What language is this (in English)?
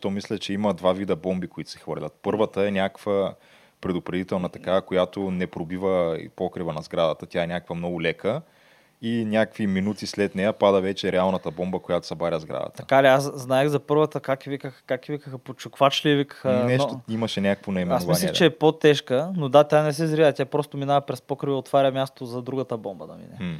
Bulgarian